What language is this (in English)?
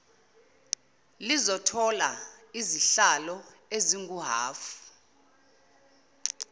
Zulu